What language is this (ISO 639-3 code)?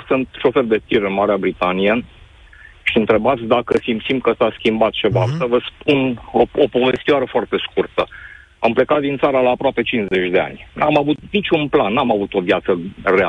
ron